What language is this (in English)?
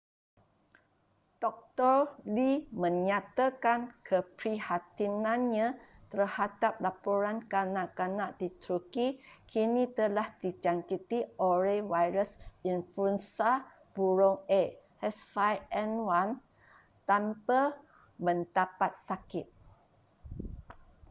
Malay